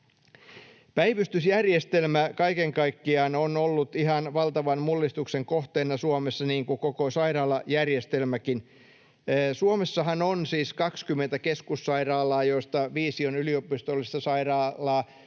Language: Finnish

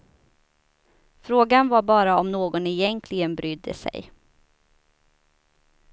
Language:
Swedish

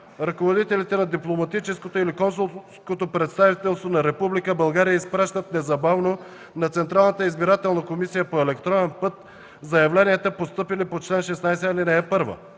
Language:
Bulgarian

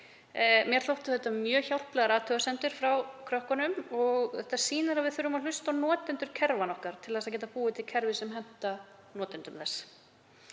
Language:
Icelandic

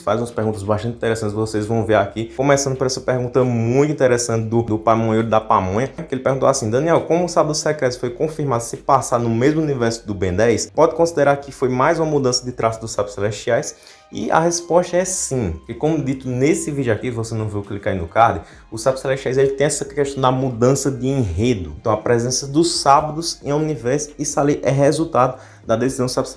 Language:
Portuguese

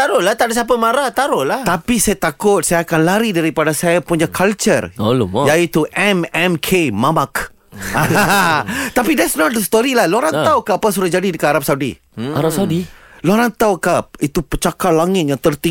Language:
Malay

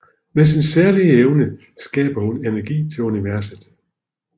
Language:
Danish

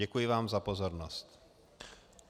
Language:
Czech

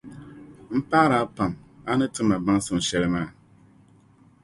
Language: Dagbani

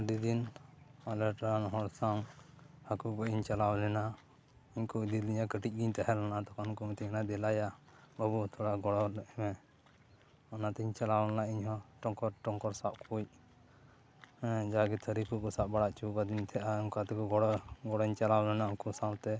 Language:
Santali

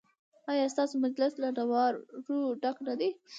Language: Pashto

